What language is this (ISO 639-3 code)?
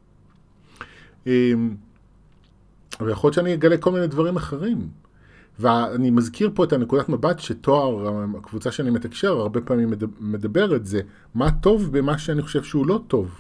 heb